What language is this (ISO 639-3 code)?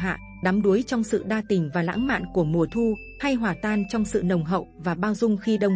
vie